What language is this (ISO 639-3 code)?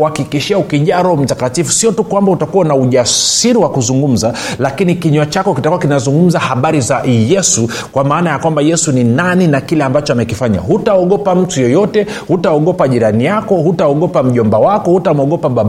swa